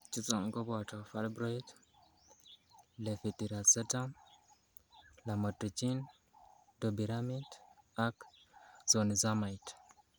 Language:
Kalenjin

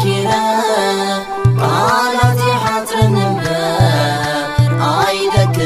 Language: Arabic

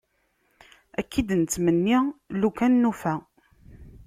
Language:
Kabyle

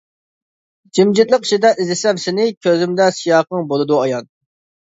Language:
Uyghur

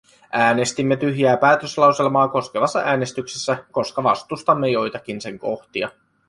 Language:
Finnish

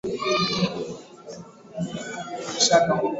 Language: Swahili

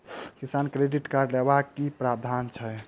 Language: Maithili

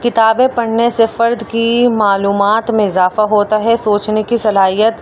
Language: Urdu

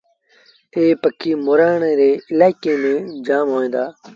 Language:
Sindhi Bhil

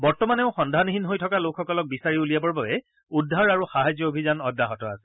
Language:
Assamese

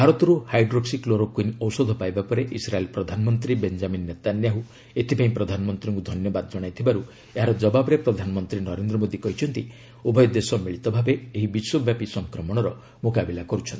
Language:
Odia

